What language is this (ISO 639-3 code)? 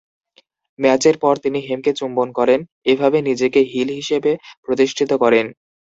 ben